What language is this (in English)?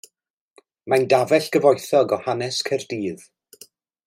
Welsh